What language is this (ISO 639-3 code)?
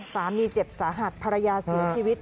tha